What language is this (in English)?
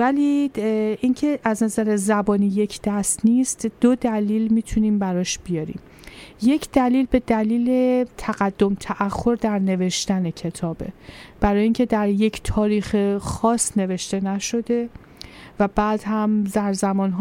Persian